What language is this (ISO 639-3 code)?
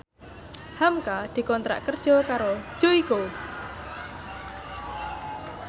jav